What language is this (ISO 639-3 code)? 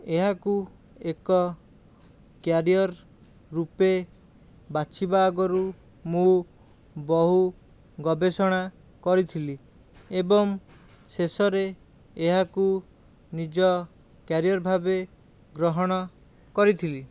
ori